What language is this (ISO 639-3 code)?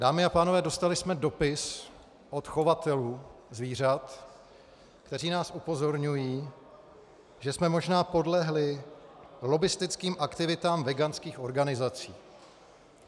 ces